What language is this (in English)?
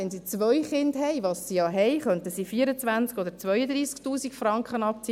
Swiss German